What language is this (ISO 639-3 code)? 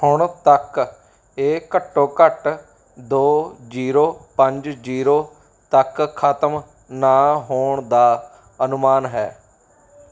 pan